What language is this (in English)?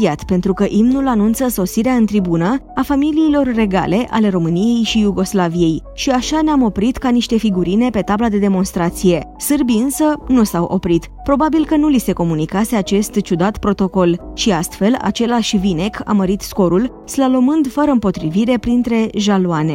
Romanian